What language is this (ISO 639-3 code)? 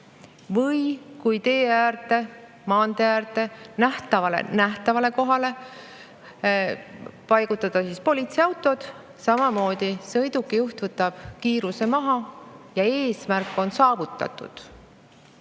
est